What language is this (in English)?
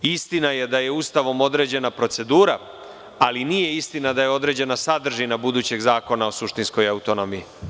Serbian